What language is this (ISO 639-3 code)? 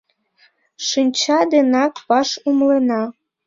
chm